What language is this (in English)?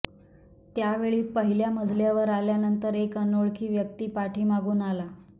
Marathi